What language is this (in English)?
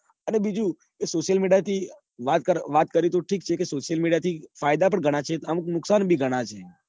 Gujarati